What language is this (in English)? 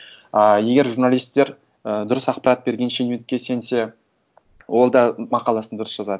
Kazakh